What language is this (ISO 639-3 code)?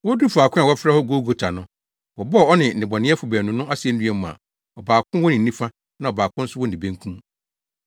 aka